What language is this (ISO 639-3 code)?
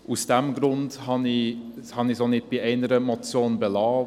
gsw